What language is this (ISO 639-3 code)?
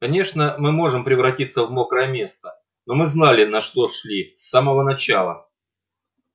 rus